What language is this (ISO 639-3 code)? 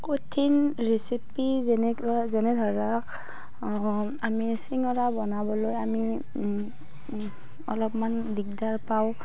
asm